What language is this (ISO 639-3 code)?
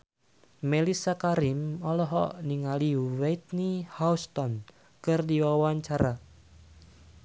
sun